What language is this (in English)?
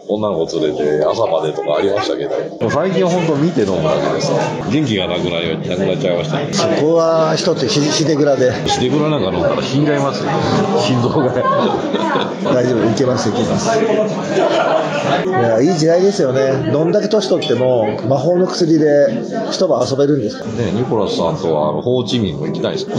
Japanese